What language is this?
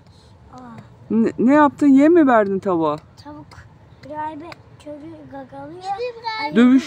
Turkish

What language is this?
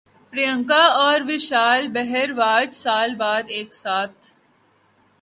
Urdu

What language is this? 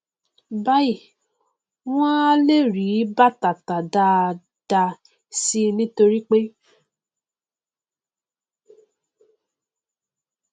Yoruba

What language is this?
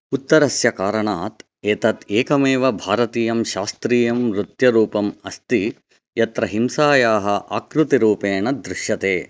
Sanskrit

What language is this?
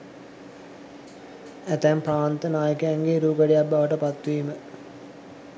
Sinhala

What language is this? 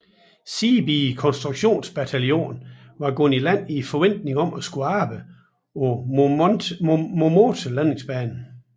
Danish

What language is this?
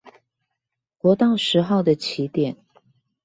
Chinese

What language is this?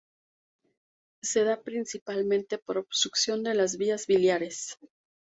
Spanish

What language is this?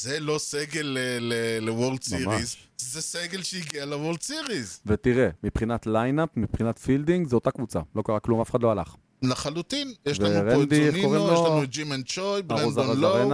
Hebrew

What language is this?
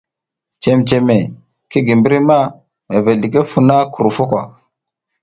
South Giziga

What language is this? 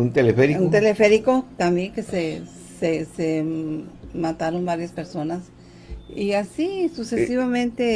Spanish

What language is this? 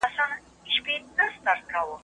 Pashto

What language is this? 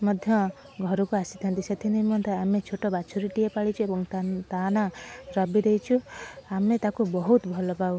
Odia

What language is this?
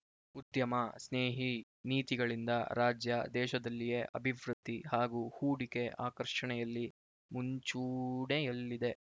Kannada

